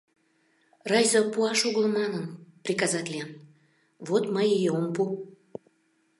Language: Mari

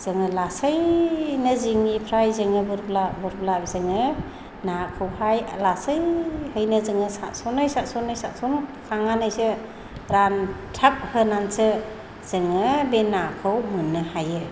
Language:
Bodo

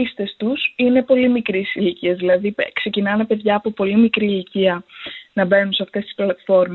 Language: Greek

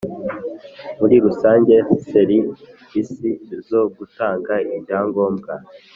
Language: Kinyarwanda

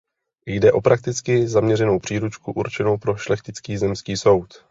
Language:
Czech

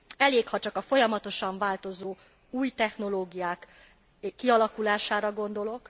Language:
Hungarian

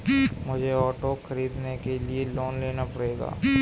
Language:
Hindi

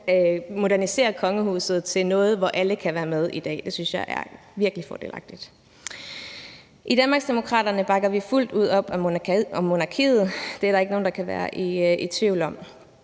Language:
Danish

